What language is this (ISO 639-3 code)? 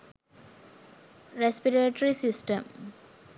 sin